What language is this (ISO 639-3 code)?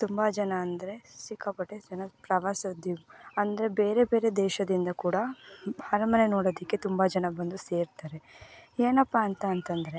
kan